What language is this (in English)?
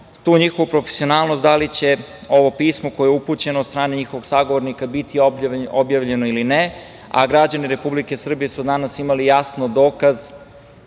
Serbian